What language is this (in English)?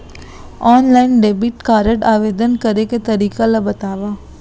Chhattisgarhi